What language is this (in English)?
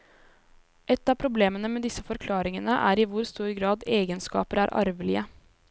Norwegian